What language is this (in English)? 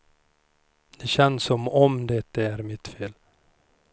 Swedish